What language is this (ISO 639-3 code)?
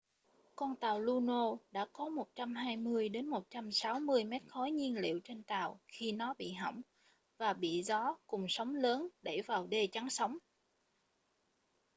vie